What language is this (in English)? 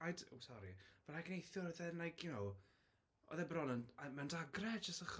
Welsh